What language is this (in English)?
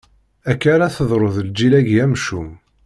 Kabyle